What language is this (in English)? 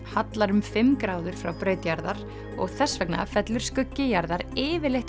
Icelandic